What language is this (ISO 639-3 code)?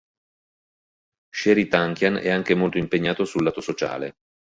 ita